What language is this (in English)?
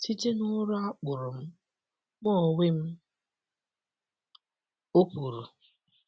Igbo